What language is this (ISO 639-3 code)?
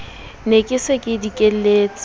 sot